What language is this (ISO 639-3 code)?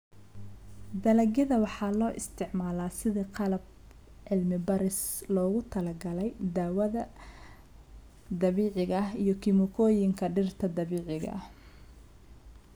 som